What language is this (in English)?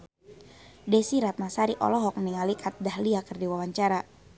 Sundanese